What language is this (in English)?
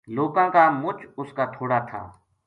Gujari